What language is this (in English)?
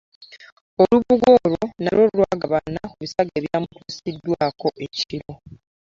Ganda